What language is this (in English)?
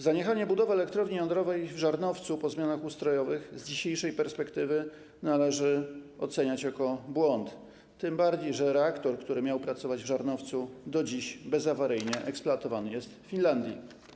Polish